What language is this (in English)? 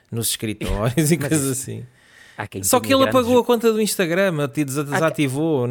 Portuguese